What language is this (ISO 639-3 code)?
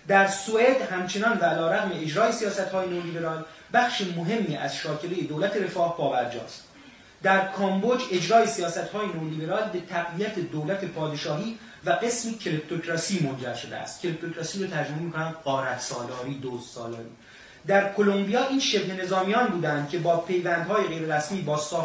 fas